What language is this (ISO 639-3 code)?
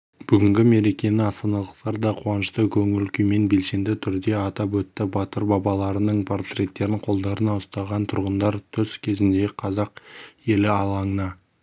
kaz